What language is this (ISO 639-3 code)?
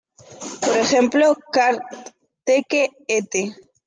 spa